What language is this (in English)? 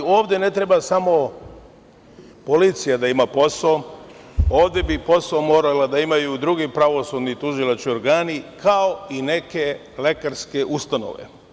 Serbian